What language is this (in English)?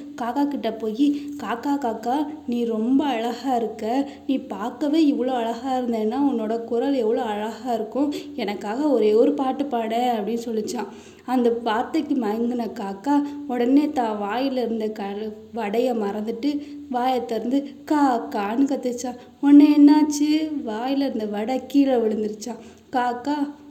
Tamil